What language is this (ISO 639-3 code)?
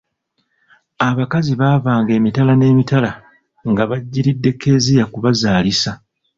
lug